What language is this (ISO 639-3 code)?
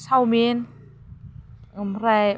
brx